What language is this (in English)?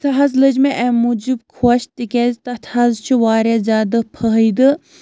Kashmiri